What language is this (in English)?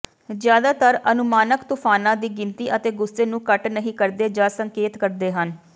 Punjabi